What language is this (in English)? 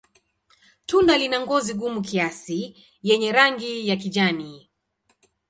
Swahili